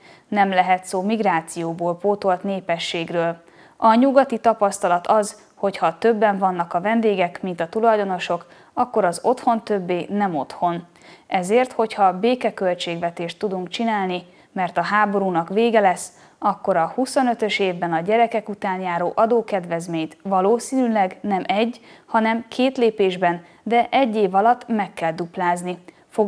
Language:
Hungarian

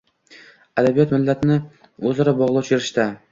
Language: Uzbek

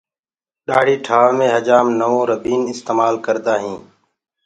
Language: Gurgula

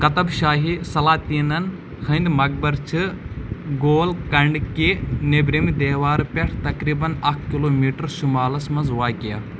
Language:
Kashmiri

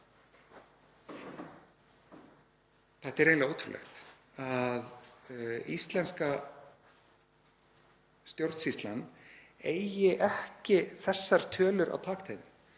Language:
Icelandic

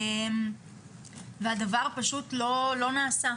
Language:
Hebrew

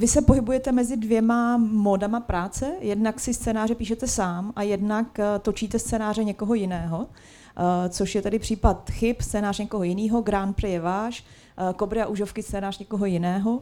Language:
Czech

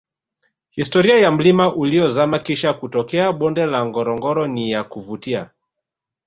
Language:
Swahili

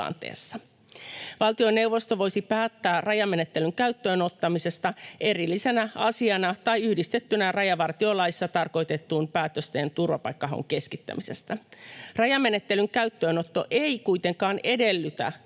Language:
Finnish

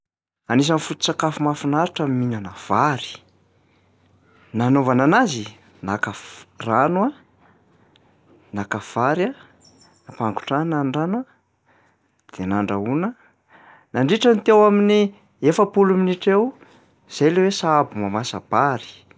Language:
Malagasy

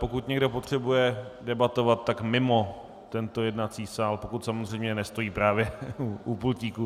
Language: Czech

